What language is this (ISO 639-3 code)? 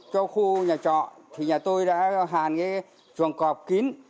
vie